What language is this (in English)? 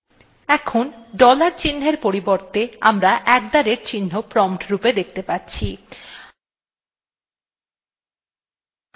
Bangla